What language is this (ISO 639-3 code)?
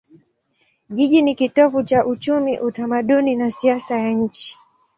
swa